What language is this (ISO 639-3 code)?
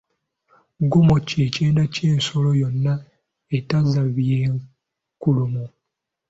lug